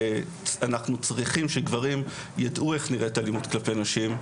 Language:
Hebrew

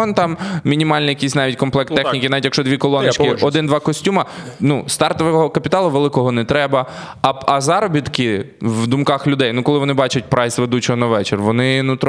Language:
Ukrainian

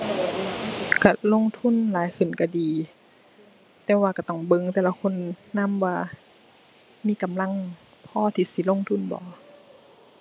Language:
Thai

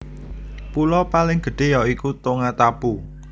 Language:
Javanese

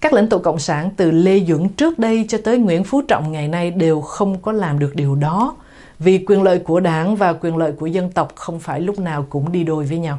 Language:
Vietnamese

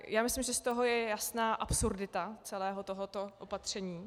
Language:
Czech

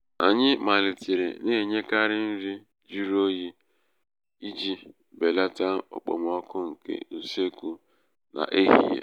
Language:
Igbo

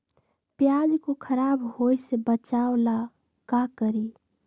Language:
Magahi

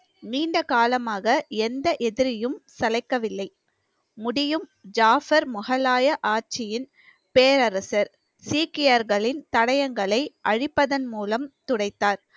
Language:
Tamil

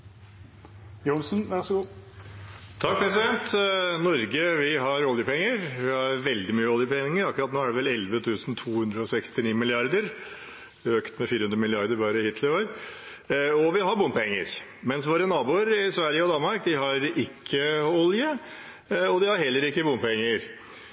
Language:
Norwegian Bokmål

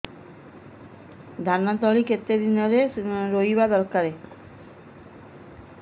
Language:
Odia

